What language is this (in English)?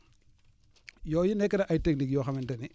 Wolof